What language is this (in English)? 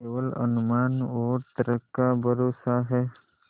Hindi